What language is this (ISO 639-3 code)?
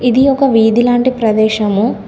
tel